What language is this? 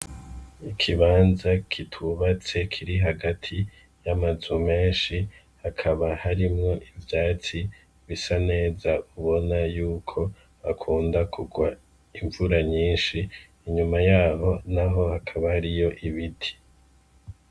Rundi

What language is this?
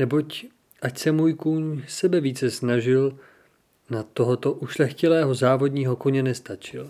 Czech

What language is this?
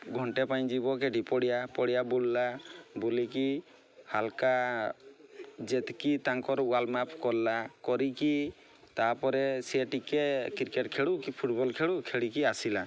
Odia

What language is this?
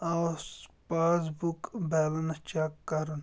Kashmiri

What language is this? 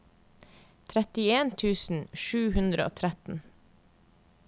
Norwegian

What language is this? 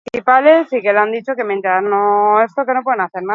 Basque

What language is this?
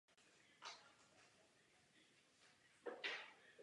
Czech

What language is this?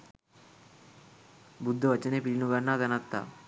Sinhala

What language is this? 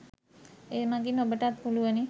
Sinhala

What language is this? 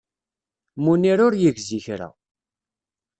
Kabyle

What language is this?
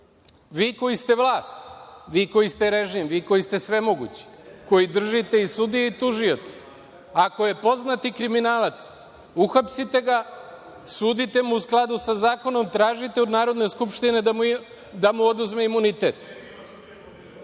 Serbian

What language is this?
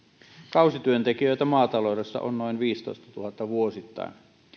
Finnish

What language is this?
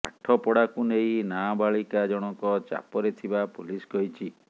Odia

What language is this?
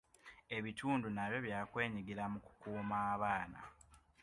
Ganda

